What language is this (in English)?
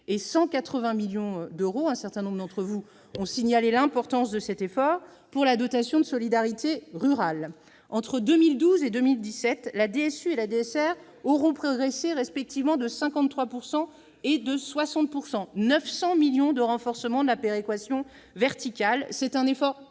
French